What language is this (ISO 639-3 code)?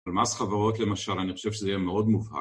heb